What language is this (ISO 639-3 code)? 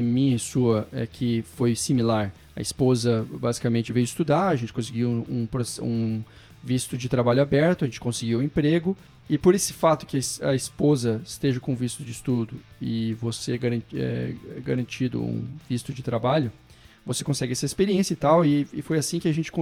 por